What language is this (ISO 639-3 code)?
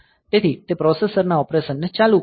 guj